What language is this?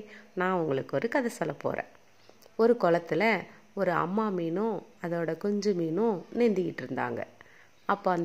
Tamil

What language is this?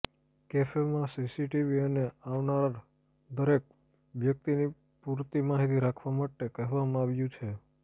Gujarati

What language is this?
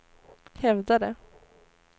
Swedish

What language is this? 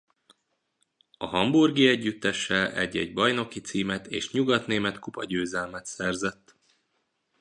Hungarian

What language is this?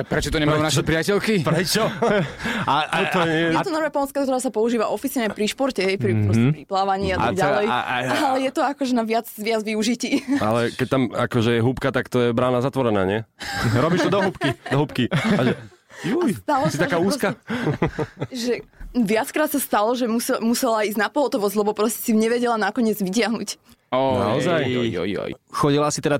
Slovak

